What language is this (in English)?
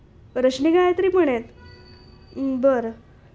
Marathi